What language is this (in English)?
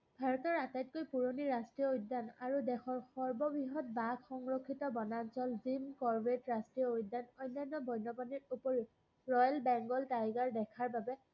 Assamese